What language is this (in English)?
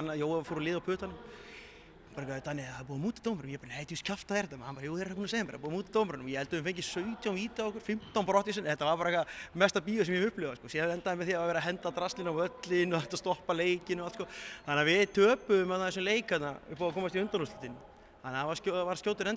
Dutch